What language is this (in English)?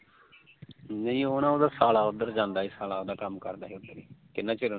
Punjabi